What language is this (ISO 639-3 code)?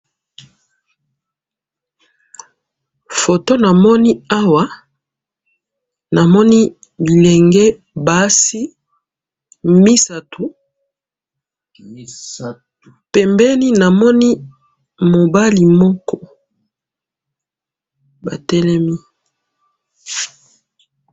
lin